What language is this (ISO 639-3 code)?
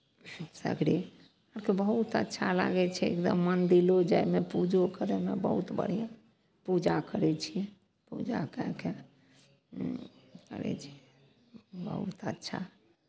mai